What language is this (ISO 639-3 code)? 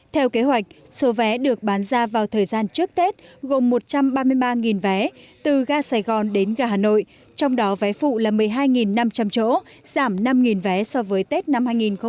vie